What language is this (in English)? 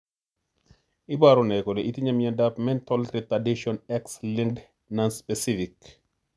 Kalenjin